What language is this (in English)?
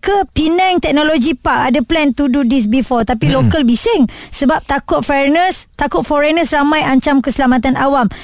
Malay